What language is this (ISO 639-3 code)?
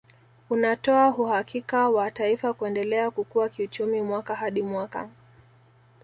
swa